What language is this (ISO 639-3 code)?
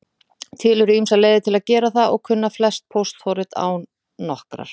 isl